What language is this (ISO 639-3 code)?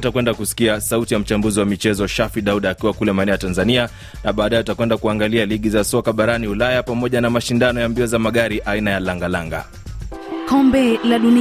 swa